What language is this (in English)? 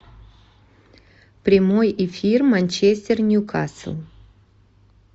Russian